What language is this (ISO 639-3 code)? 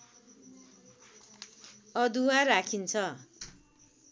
nep